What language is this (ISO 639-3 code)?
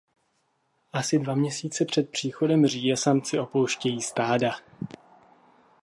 ces